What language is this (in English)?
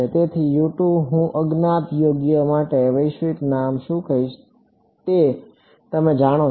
Gujarati